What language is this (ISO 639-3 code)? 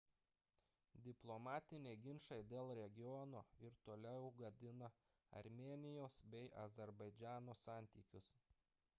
lit